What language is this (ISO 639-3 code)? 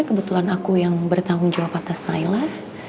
ind